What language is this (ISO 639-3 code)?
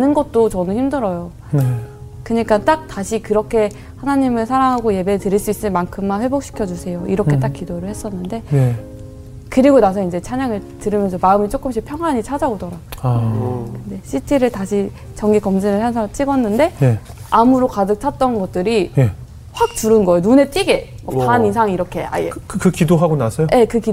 kor